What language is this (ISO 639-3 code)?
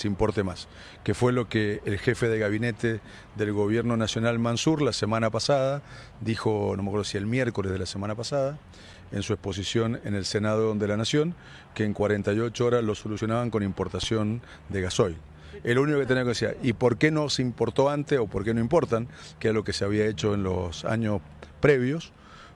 spa